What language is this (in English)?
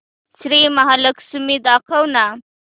Marathi